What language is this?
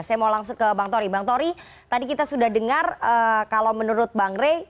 Indonesian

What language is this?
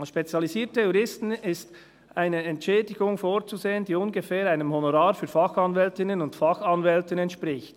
Swiss German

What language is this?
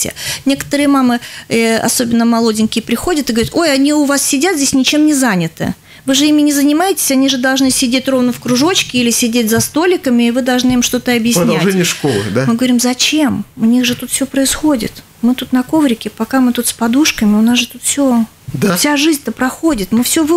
Russian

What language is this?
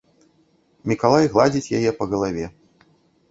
Belarusian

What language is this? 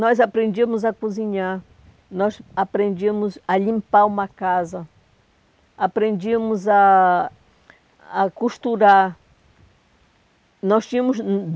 Portuguese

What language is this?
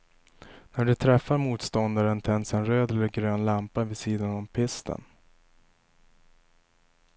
Swedish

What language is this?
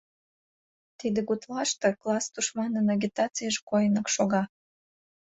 Mari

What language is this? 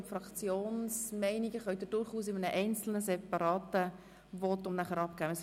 Swiss German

